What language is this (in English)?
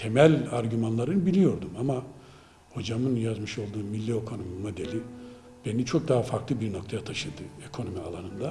Turkish